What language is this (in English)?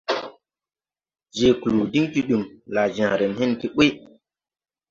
Tupuri